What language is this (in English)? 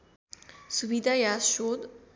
Nepali